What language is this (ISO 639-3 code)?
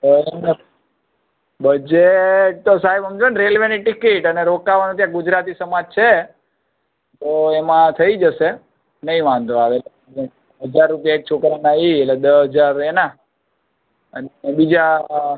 guj